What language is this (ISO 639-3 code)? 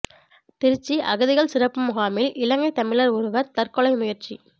tam